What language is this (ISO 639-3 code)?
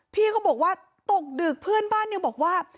tha